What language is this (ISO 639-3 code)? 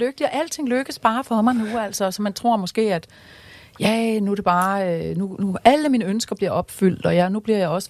dan